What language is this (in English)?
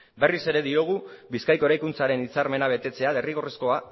Basque